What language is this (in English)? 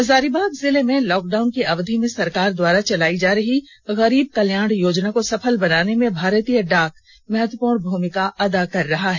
Hindi